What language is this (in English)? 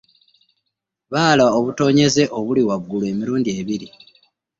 Ganda